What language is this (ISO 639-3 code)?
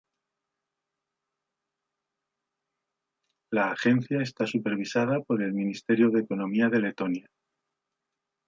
spa